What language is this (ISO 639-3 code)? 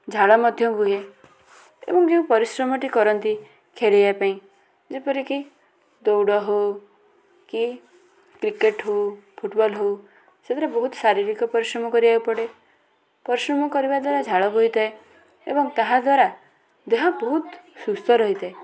ori